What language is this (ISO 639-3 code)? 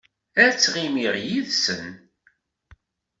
kab